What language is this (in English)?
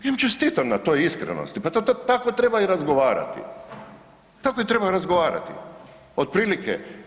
Croatian